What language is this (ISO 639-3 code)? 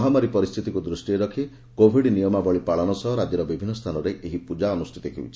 ori